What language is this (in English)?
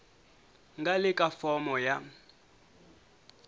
Tsonga